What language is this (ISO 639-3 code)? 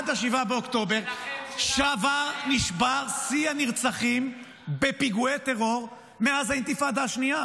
heb